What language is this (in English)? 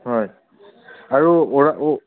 Assamese